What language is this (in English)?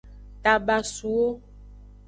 Aja (Benin)